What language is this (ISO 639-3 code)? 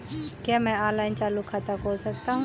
hin